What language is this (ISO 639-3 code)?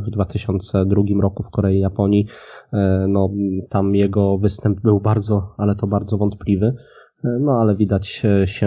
pol